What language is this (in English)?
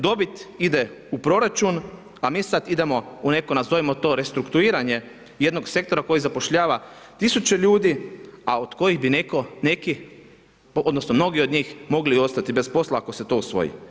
Croatian